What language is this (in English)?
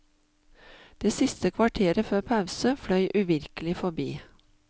Norwegian